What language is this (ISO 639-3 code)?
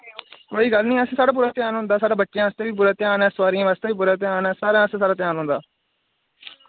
doi